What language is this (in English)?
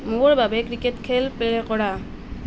Assamese